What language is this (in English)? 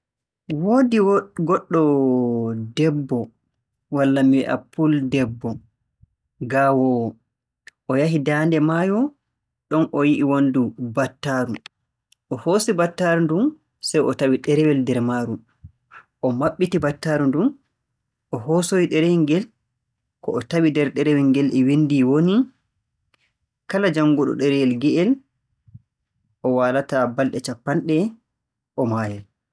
Borgu Fulfulde